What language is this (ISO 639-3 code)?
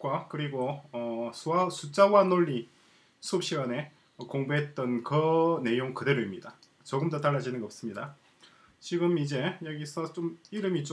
kor